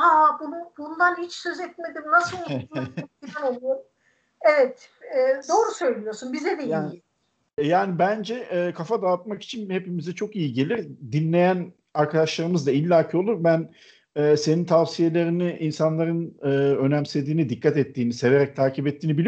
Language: Turkish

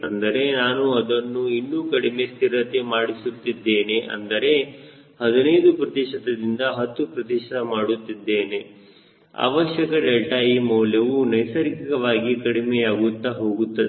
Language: Kannada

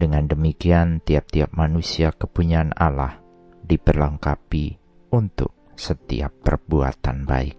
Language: Indonesian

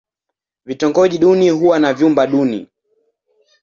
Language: Swahili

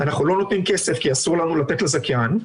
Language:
Hebrew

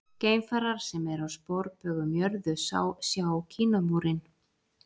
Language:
Icelandic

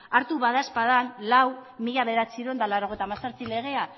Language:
Basque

